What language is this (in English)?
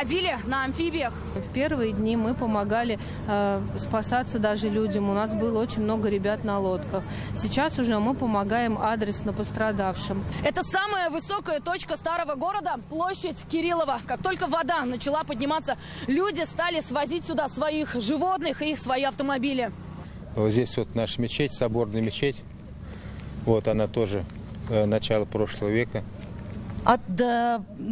Russian